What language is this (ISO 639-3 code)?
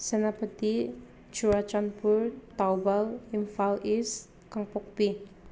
mni